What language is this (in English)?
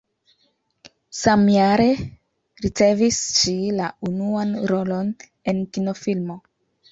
Esperanto